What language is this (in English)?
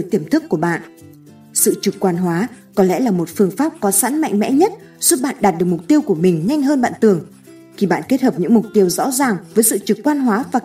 Vietnamese